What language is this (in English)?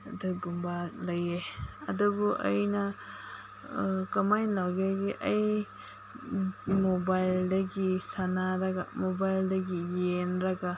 Manipuri